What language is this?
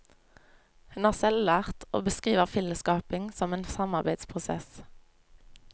Norwegian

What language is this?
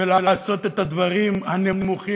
Hebrew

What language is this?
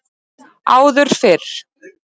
Icelandic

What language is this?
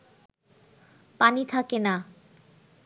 Bangla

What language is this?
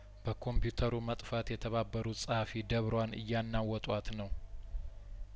Amharic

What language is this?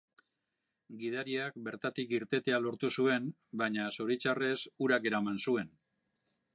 Basque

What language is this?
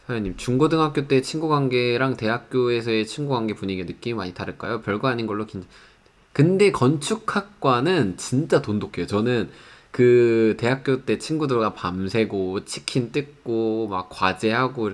Korean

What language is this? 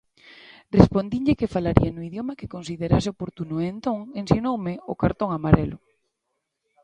Galician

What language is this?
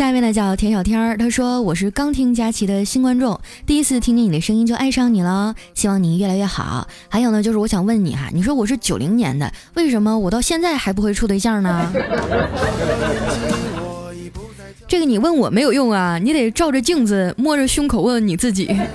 Chinese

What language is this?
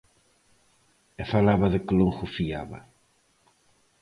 Galician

